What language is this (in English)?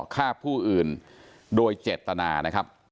Thai